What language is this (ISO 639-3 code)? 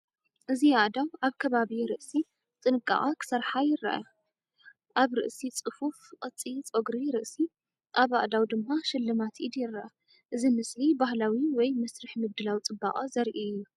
tir